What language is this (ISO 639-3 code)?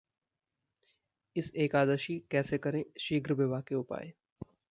hin